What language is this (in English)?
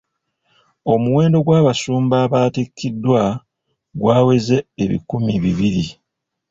Ganda